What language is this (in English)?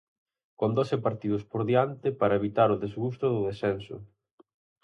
Galician